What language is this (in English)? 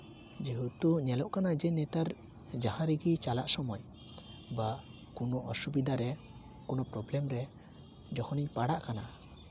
Santali